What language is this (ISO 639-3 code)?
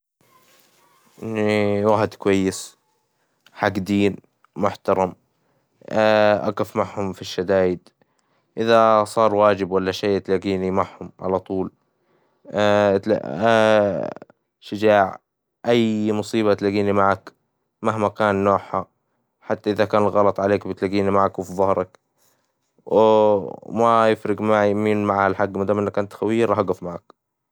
acw